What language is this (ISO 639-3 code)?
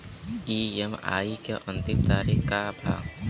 bho